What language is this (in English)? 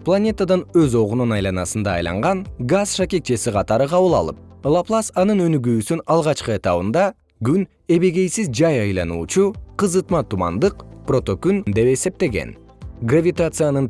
Kyrgyz